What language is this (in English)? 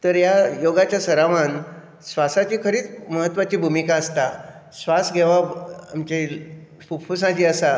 Konkani